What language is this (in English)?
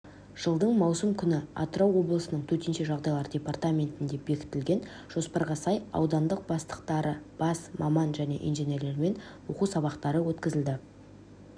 Kazakh